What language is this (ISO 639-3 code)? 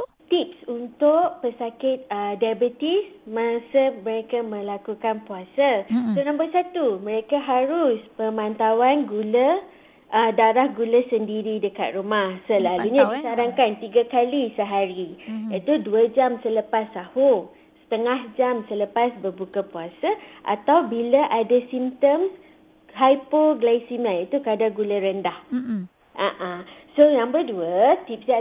msa